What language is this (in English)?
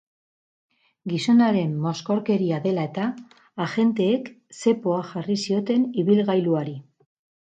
Basque